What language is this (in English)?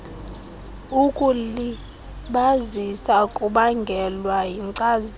Xhosa